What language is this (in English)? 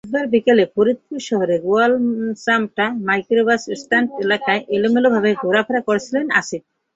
Bangla